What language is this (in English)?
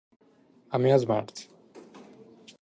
Japanese